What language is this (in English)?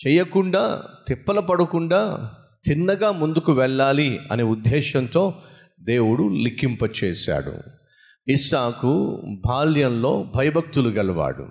Telugu